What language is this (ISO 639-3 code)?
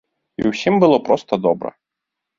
bel